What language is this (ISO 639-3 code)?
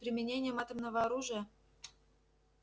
rus